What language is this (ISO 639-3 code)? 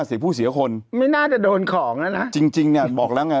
tha